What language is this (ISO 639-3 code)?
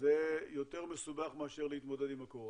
heb